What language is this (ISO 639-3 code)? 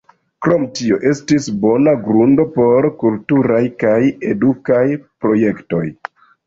epo